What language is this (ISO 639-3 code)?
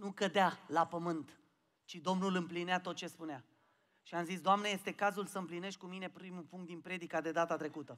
ron